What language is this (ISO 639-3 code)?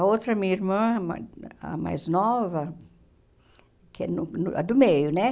por